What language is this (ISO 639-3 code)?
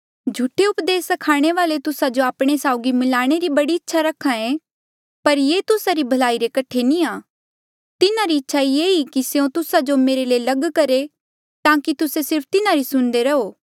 mjl